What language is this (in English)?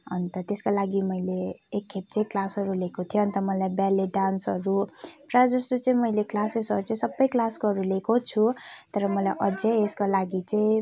Nepali